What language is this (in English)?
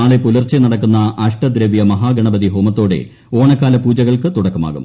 Malayalam